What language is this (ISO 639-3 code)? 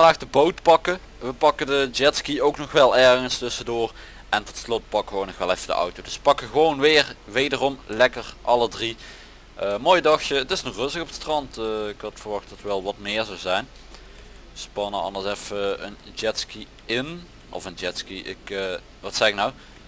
nld